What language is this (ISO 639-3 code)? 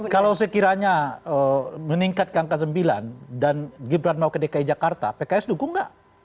ind